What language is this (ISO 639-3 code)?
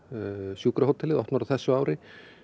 isl